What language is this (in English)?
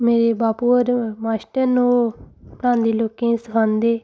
Dogri